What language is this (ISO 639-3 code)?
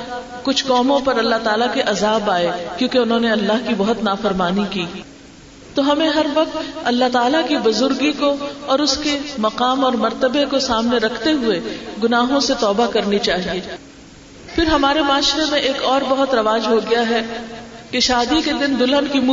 urd